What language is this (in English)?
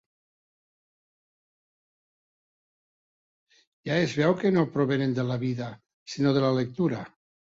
Catalan